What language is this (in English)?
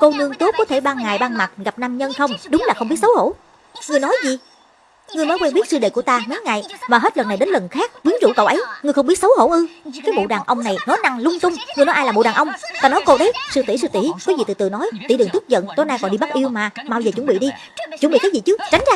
Vietnamese